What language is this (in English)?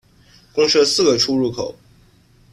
Chinese